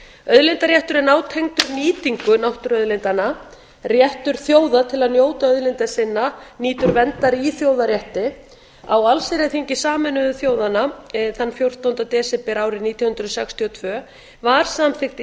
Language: Icelandic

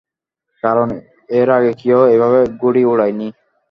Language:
Bangla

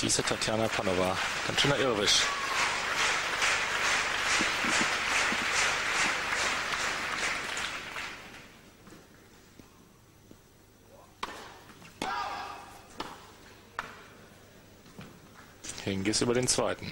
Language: German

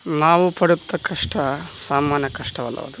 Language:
Kannada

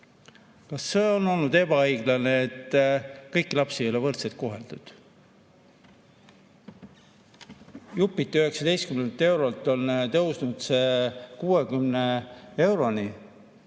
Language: Estonian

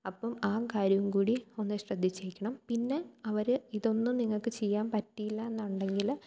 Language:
Malayalam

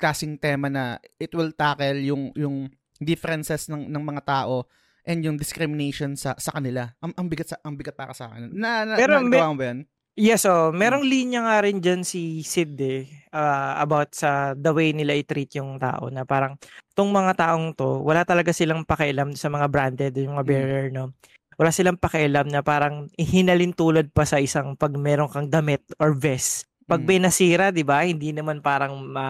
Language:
Filipino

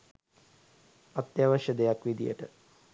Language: Sinhala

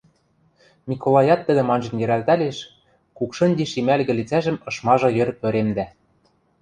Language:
Western Mari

